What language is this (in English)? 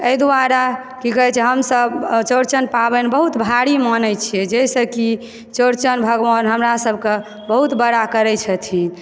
Maithili